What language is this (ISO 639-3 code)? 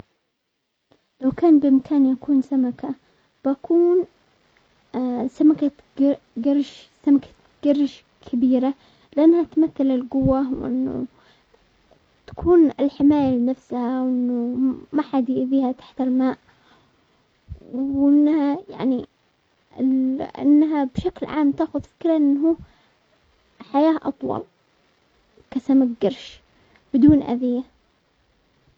acx